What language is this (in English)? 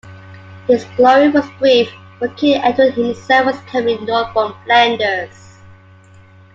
English